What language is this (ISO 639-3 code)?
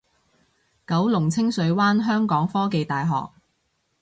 yue